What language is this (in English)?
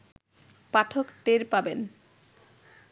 Bangla